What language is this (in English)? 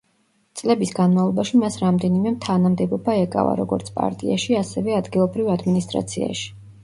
Georgian